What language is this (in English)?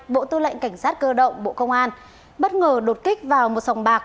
Vietnamese